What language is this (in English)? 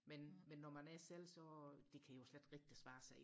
Danish